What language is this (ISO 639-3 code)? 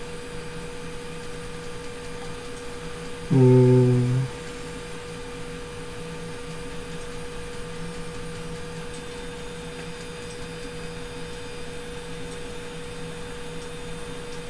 pol